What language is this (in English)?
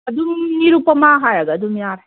Manipuri